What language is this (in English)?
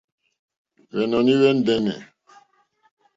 Mokpwe